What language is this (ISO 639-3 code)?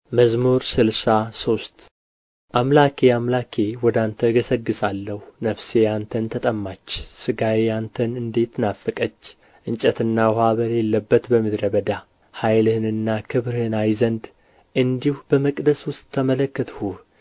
amh